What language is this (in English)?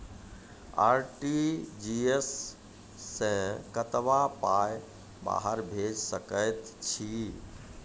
Maithili